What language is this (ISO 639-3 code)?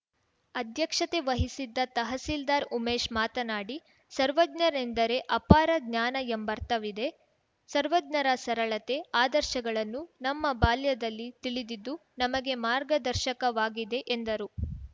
kan